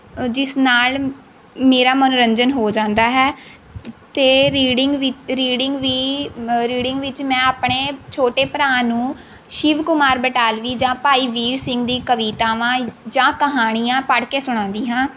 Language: Punjabi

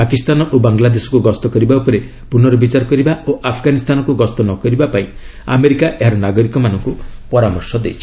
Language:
Odia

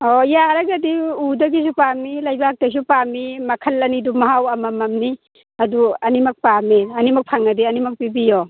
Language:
Manipuri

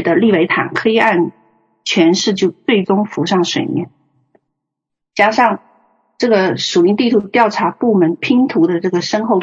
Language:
Chinese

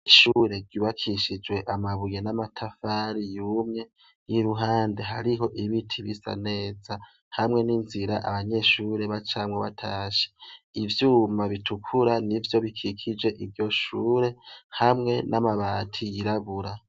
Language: Rundi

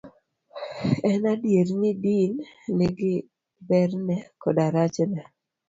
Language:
Luo (Kenya and Tanzania)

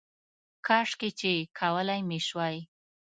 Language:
Pashto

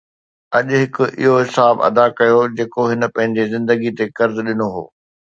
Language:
Sindhi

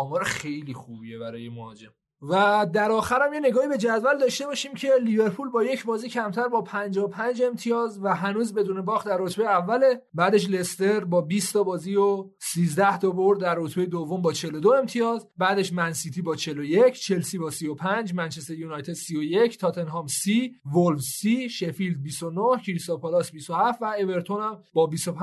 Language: Persian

